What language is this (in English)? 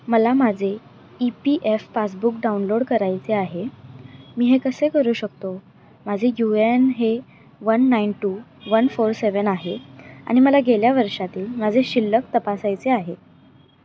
Marathi